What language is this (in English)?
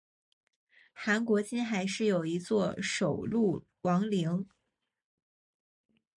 Chinese